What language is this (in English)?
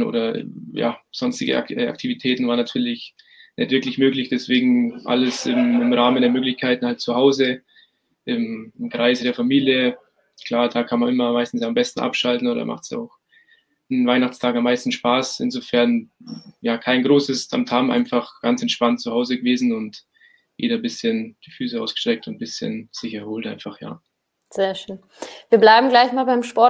German